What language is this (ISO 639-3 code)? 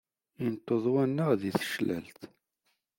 kab